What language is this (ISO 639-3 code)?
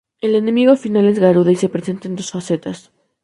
spa